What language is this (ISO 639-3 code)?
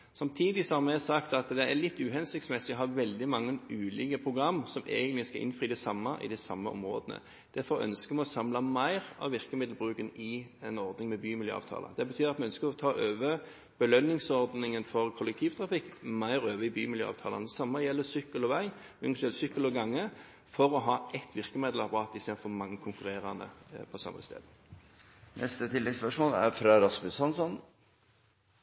nob